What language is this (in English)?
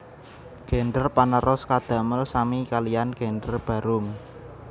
Javanese